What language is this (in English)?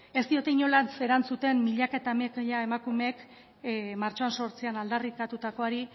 Basque